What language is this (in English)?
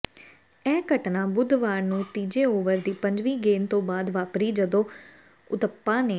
Punjabi